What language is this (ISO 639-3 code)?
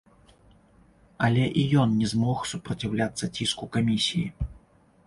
bel